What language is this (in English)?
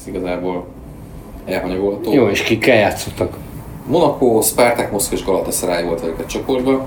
Hungarian